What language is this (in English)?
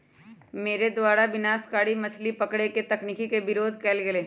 Magahi